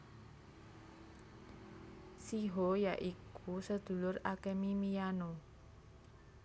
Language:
Javanese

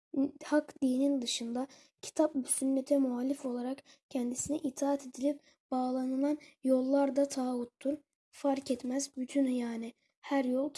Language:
Turkish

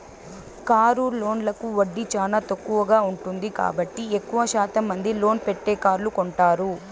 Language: Telugu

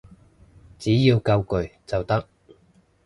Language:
Cantonese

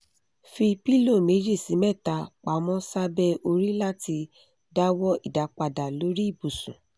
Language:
Yoruba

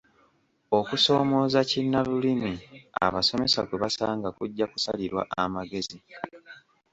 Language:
Ganda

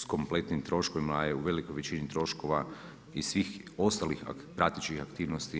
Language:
Croatian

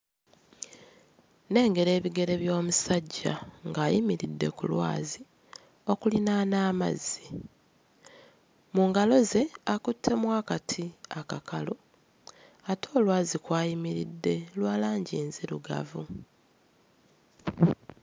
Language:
Ganda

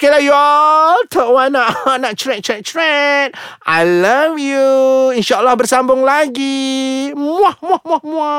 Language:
Malay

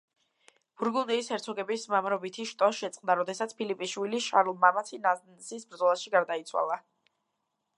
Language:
Georgian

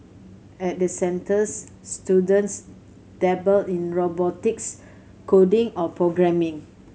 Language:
English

